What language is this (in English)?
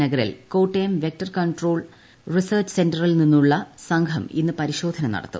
Malayalam